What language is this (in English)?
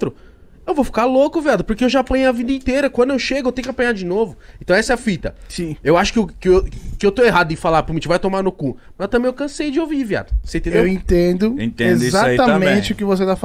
Portuguese